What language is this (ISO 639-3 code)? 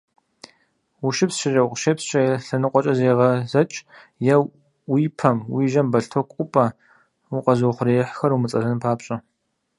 kbd